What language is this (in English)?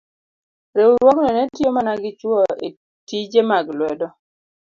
Luo (Kenya and Tanzania)